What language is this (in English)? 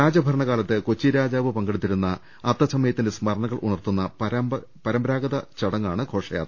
Malayalam